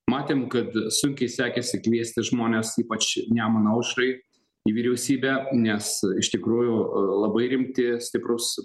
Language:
Lithuanian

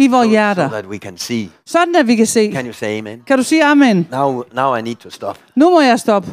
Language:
Danish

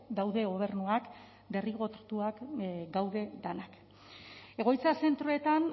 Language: Basque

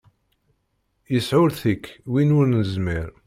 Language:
Kabyle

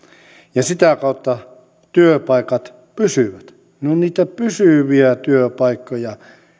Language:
Finnish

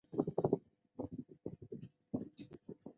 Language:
Chinese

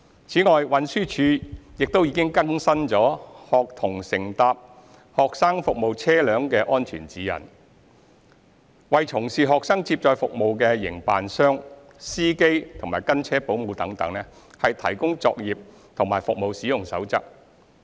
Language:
Cantonese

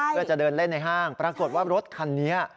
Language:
Thai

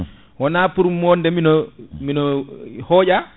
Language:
Fula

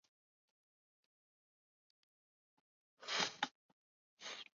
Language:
Chinese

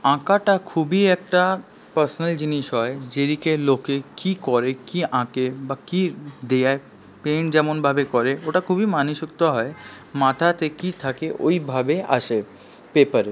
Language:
Bangla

